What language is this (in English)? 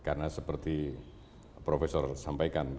Indonesian